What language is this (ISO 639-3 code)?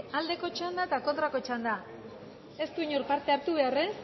eus